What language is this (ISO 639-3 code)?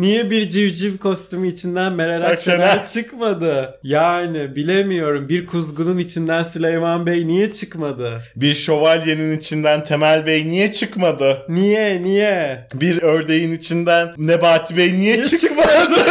tur